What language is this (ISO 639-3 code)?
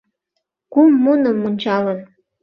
chm